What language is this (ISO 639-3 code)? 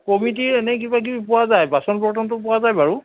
asm